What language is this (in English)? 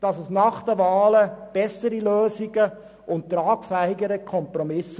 Swiss German